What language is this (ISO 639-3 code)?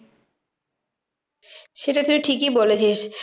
ben